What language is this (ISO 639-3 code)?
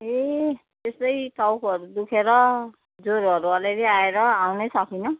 nep